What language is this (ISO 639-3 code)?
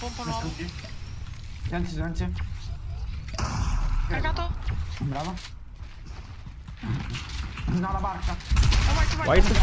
ita